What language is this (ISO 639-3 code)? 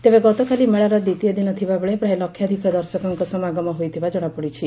ori